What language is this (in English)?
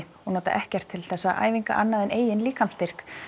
Icelandic